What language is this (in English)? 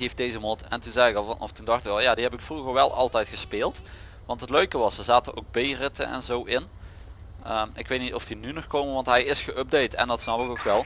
Dutch